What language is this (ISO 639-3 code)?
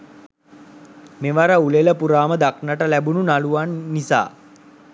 sin